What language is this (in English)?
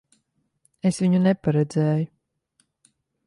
Latvian